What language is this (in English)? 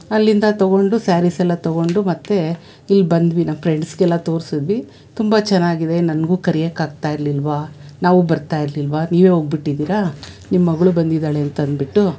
Kannada